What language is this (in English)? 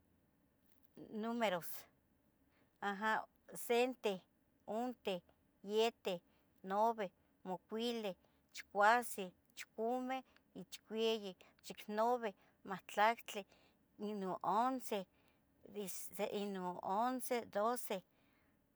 Tetelcingo Nahuatl